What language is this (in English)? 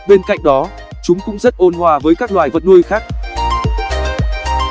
Vietnamese